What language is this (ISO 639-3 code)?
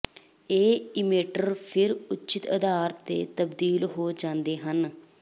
pan